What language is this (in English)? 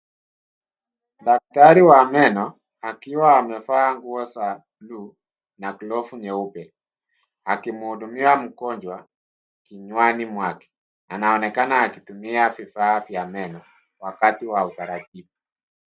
Swahili